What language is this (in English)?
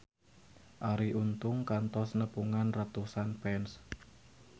Sundanese